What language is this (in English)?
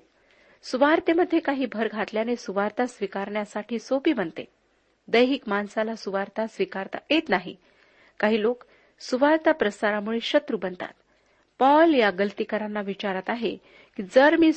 Marathi